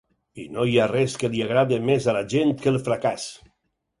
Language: Catalan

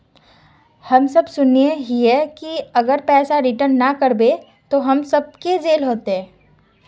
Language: Magahi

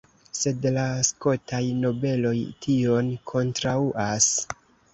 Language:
Esperanto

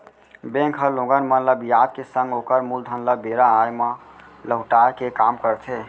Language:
Chhattisgarhi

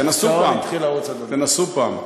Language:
Hebrew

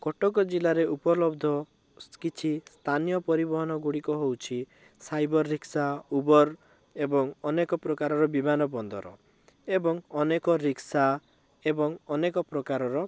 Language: Odia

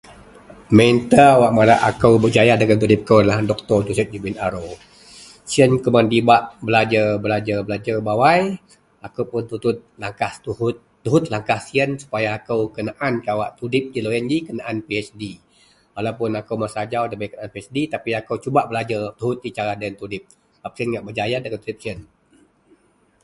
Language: Central Melanau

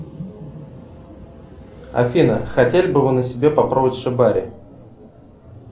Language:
Russian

